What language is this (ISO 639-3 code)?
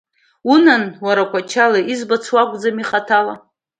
abk